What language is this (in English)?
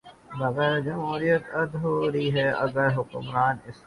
Urdu